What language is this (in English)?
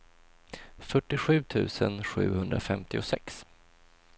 Swedish